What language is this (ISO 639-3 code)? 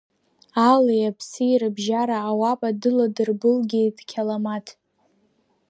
abk